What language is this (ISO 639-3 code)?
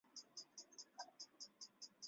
zho